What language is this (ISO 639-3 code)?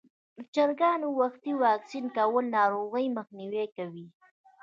pus